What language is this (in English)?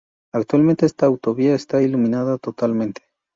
Spanish